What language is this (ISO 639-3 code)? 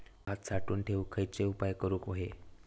mar